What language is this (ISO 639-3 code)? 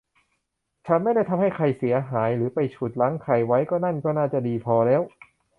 tha